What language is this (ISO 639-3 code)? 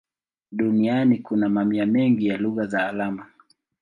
swa